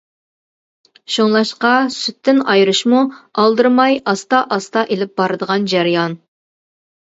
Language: Uyghur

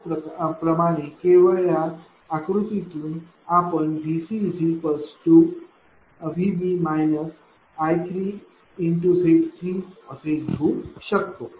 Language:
Marathi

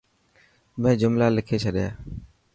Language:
Dhatki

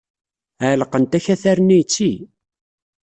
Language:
Kabyle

